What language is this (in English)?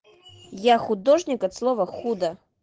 Russian